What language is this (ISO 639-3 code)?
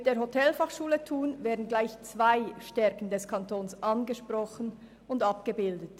gsw